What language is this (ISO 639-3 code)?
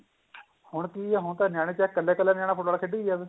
pan